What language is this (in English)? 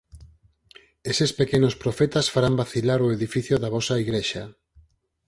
Galician